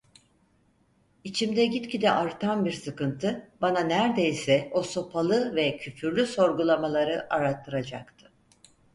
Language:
Turkish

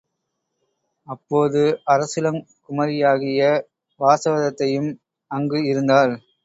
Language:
Tamil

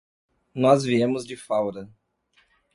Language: Portuguese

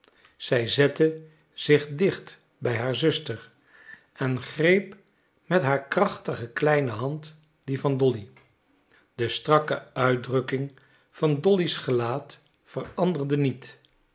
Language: Dutch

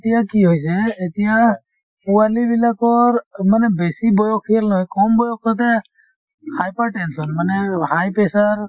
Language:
Assamese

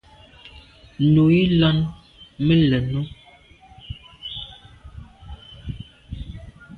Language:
Medumba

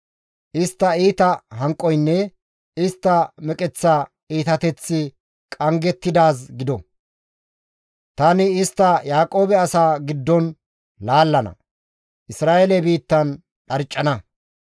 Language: Gamo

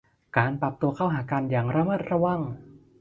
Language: Thai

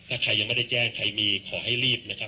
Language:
Thai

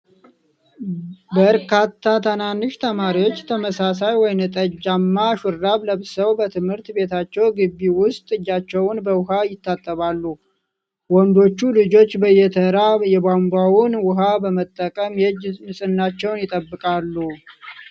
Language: Amharic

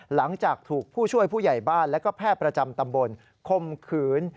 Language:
Thai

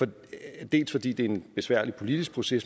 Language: Danish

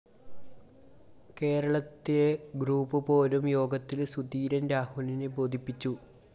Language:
Malayalam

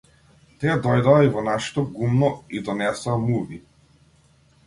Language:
Macedonian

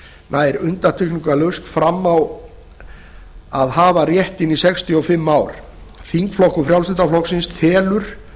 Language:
Icelandic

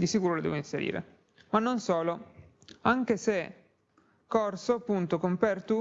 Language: Italian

